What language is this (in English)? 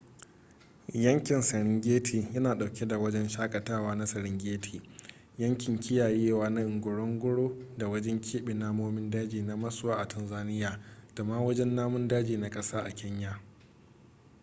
Hausa